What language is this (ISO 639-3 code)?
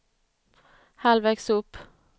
swe